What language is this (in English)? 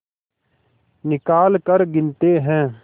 Hindi